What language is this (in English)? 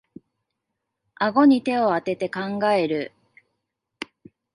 Japanese